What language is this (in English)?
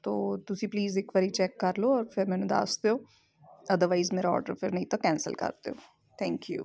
Punjabi